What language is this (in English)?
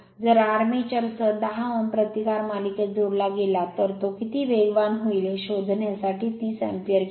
Marathi